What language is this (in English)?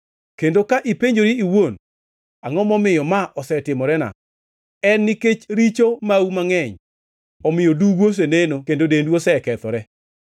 Luo (Kenya and Tanzania)